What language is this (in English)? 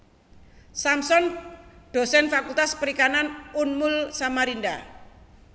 Javanese